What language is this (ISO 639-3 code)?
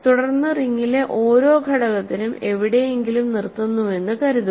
mal